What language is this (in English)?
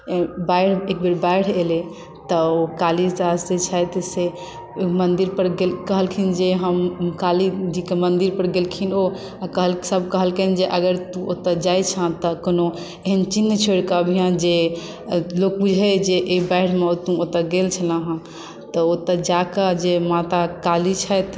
Maithili